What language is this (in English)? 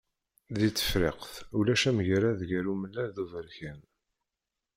Kabyle